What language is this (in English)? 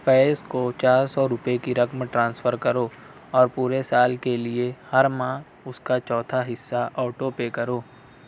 Urdu